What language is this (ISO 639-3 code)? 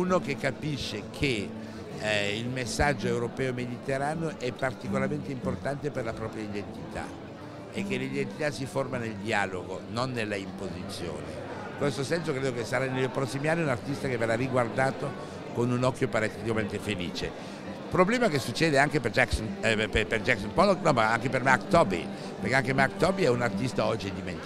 ita